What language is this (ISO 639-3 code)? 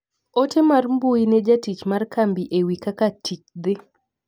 luo